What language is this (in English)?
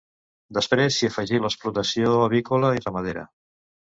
Catalan